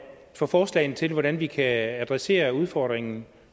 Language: Danish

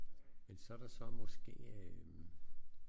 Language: Danish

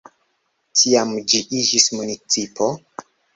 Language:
Esperanto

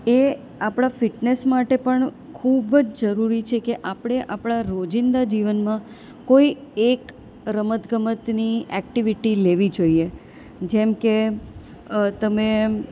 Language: Gujarati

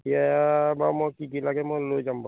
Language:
Assamese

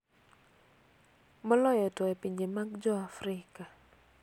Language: Luo (Kenya and Tanzania)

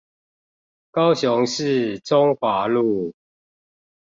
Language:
Chinese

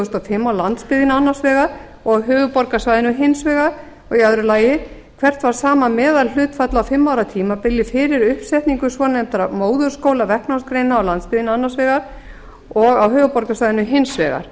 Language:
Icelandic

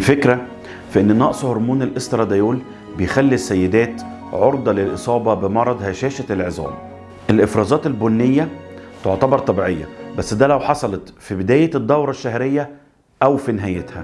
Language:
Arabic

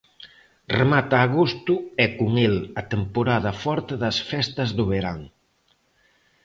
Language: Galician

